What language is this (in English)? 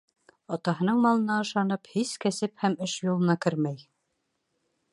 Bashkir